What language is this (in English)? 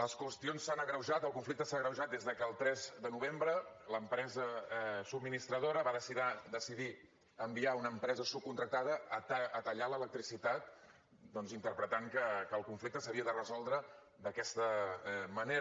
Catalan